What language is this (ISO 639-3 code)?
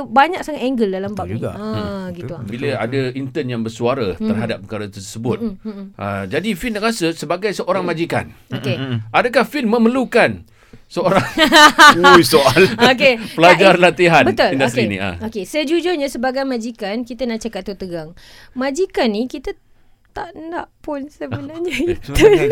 msa